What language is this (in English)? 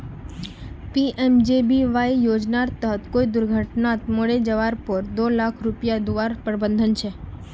Magahi